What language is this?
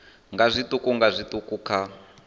Venda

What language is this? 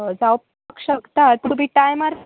Konkani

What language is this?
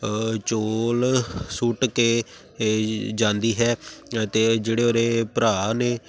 Punjabi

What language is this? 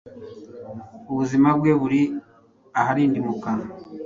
Kinyarwanda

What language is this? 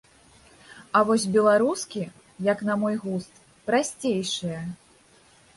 Belarusian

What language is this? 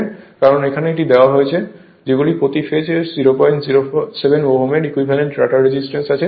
Bangla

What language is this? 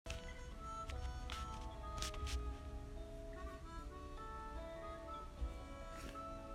Vietnamese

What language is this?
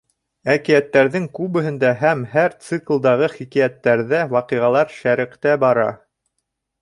Bashkir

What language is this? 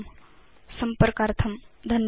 Sanskrit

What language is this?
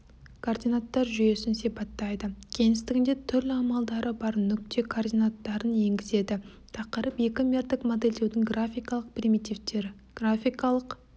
Kazakh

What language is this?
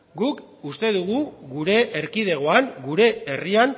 Basque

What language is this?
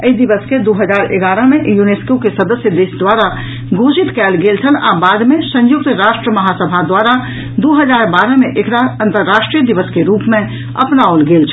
Maithili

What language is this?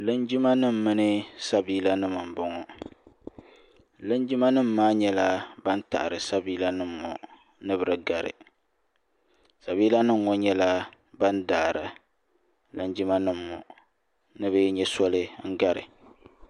Dagbani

